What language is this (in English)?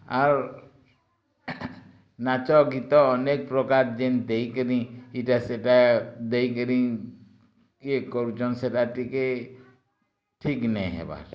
Odia